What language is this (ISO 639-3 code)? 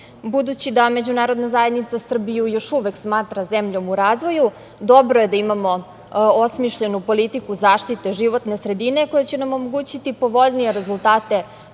srp